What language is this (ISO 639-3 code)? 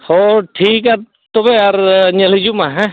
sat